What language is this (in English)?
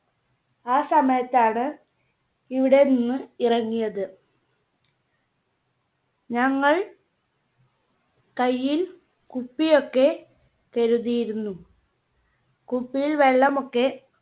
Malayalam